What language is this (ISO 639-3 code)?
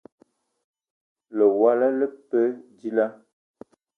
eto